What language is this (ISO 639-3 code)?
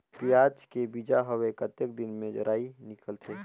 hne